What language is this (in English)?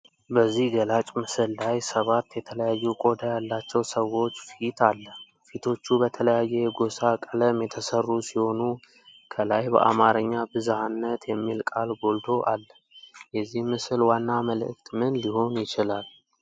Amharic